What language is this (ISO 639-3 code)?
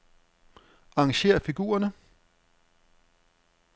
dan